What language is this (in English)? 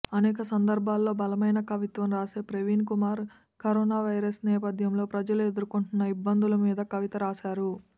Telugu